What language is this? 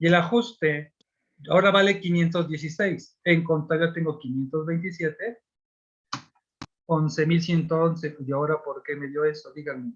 Spanish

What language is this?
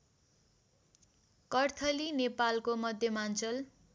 Nepali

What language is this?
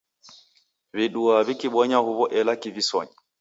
Taita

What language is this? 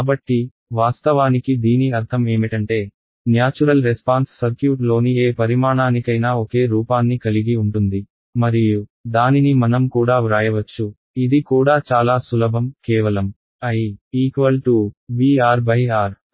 Telugu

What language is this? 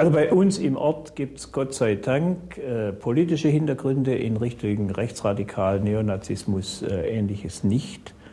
German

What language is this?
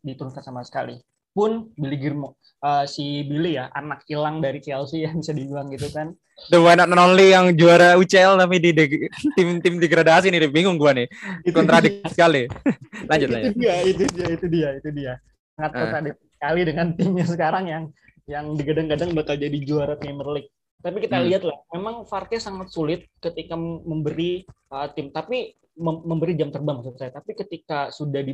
Indonesian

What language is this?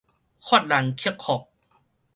Min Nan Chinese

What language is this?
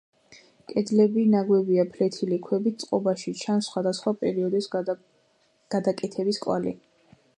Georgian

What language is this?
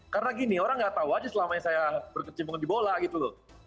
Indonesian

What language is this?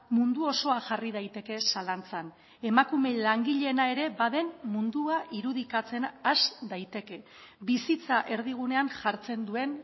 Basque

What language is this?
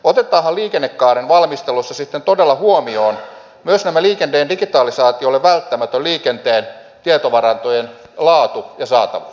Finnish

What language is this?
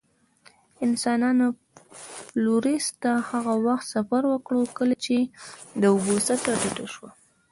Pashto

